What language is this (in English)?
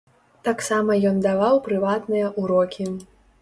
Belarusian